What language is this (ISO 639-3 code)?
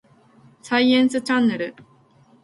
jpn